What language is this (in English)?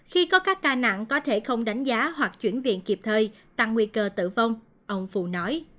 Vietnamese